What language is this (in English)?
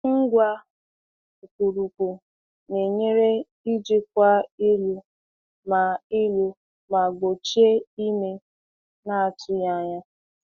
Igbo